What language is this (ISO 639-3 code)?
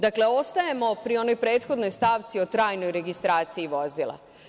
srp